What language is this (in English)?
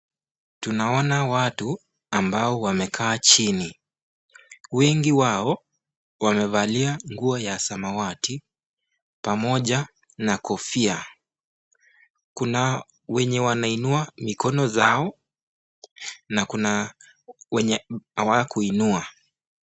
Swahili